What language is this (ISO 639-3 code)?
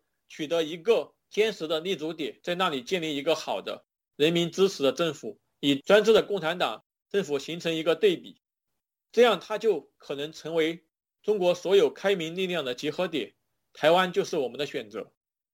zho